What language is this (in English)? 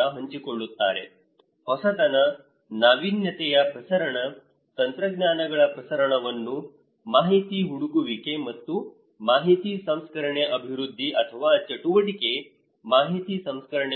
Kannada